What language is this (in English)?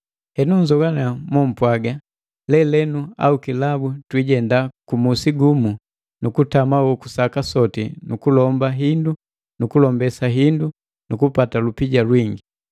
Matengo